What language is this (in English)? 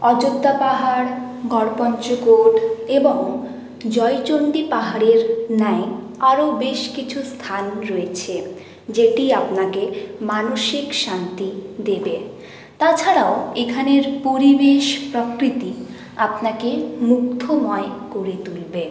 Bangla